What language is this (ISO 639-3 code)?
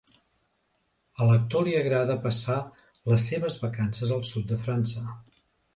cat